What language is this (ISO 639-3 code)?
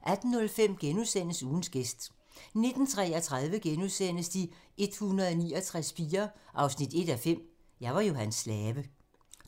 dan